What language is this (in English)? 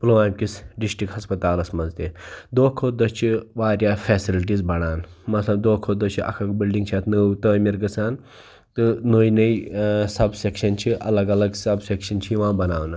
Kashmiri